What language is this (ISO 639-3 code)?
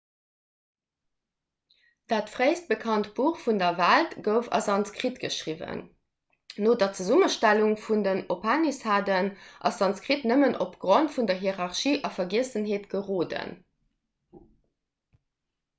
ltz